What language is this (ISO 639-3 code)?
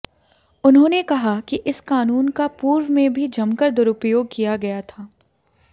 hin